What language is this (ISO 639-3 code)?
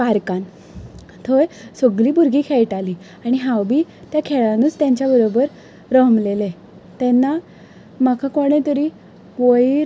kok